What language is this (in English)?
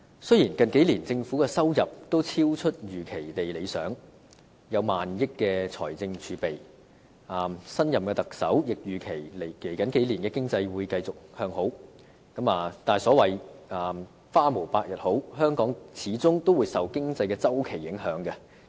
Cantonese